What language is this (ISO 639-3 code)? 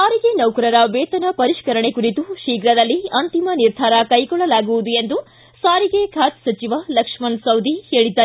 kan